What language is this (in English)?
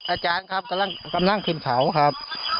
Thai